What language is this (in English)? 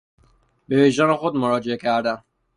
Persian